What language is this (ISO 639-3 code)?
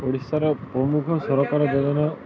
ori